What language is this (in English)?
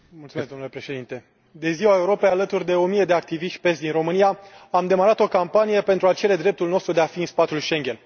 Romanian